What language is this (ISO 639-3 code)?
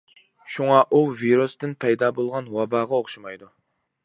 uig